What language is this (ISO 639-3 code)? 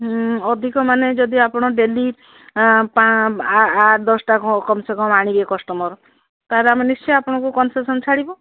ori